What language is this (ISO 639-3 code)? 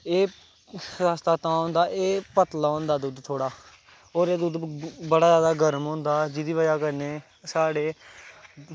doi